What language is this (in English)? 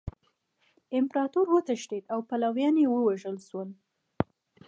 Pashto